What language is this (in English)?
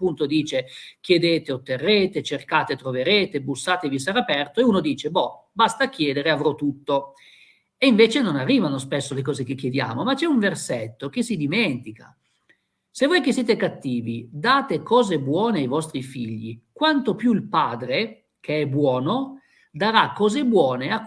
Italian